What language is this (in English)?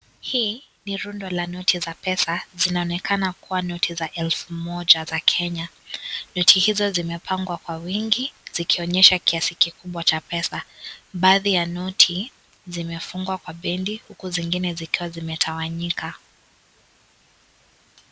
Swahili